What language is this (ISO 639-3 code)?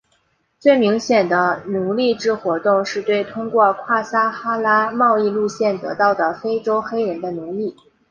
zho